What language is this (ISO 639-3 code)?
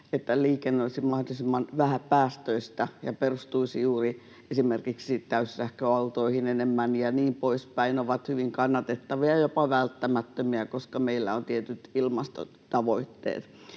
fin